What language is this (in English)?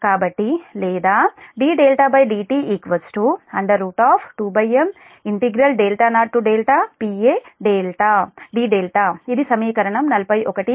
Telugu